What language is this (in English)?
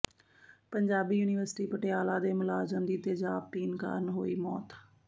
Punjabi